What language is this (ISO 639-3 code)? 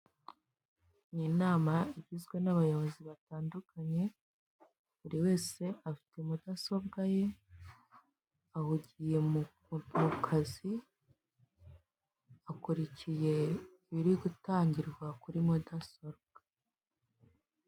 kin